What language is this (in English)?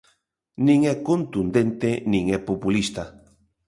Galician